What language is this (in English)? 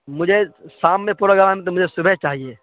Urdu